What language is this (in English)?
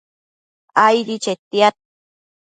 Matsés